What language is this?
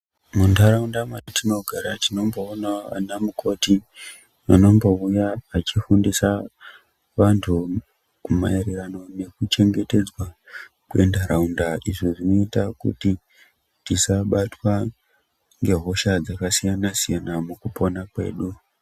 Ndau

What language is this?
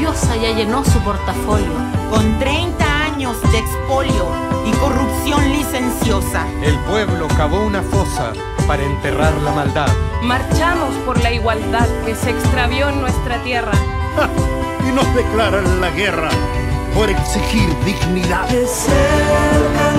Spanish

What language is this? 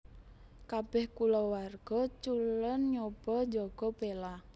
Javanese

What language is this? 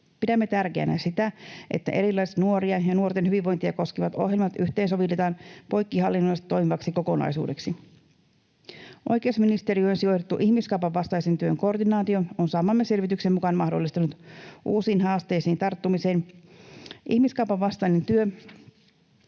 Finnish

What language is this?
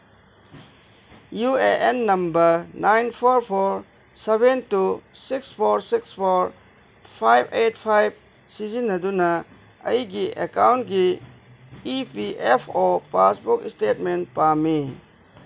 Manipuri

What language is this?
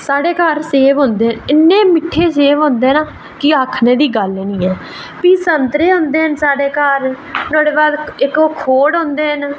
Dogri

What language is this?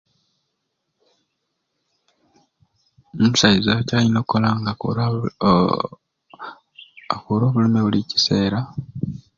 Ruuli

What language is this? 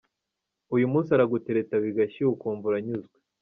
Kinyarwanda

